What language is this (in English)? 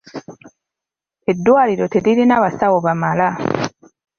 Ganda